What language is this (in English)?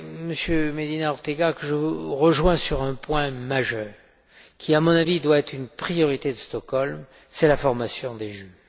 French